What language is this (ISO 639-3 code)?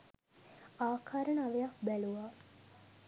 sin